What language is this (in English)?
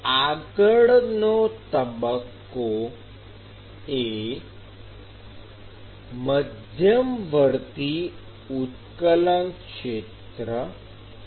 Gujarati